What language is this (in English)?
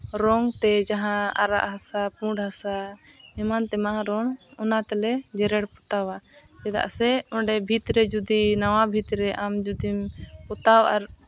Santali